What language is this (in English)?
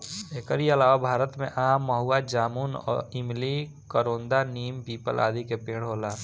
Bhojpuri